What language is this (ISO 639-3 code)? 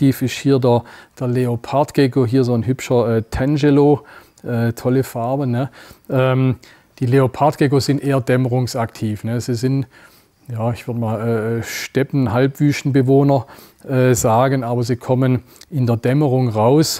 deu